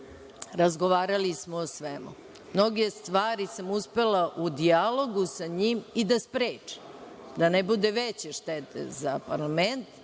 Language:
Serbian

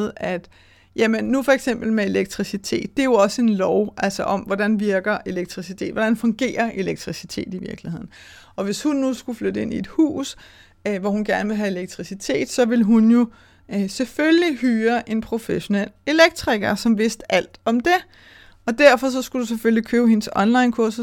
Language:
Danish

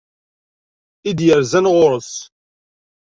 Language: Kabyle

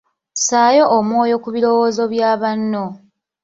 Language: Ganda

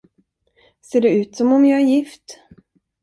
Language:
Swedish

